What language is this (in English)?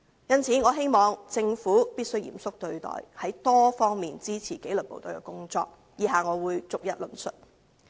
Cantonese